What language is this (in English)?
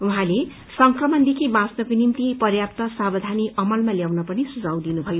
Nepali